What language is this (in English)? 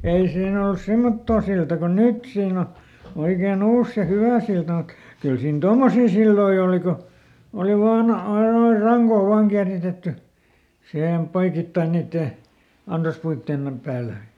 Finnish